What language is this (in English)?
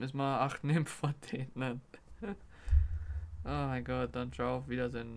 German